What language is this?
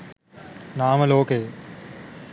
Sinhala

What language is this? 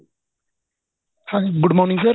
Punjabi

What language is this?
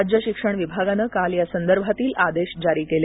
Marathi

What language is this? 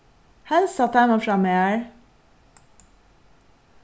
Faroese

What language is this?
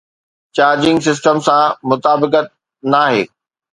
Sindhi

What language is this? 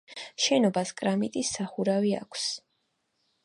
Georgian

